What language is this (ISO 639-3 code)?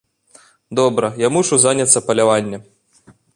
bel